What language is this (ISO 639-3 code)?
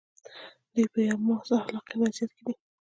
pus